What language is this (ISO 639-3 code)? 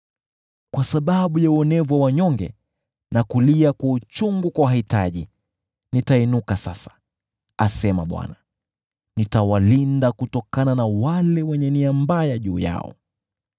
swa